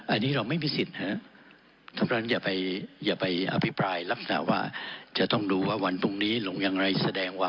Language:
Thai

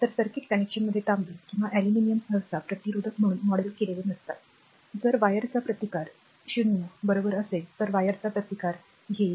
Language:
Marathi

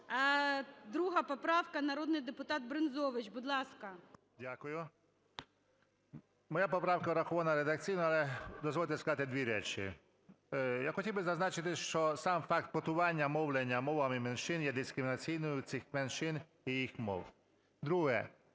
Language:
Ukrainian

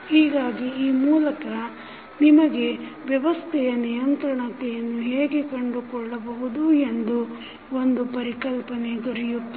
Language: Kannada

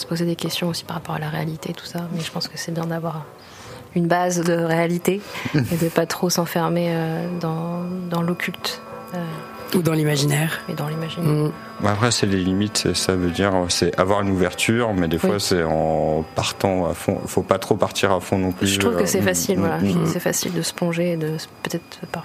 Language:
French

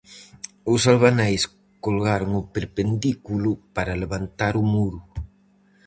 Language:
Galician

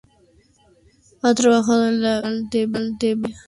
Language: Spanish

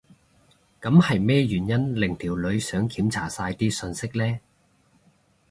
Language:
Cantonese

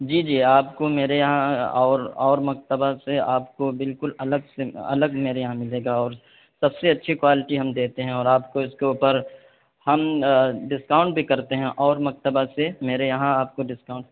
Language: Urdu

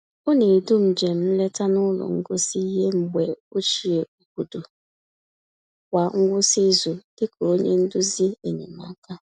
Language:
Igbo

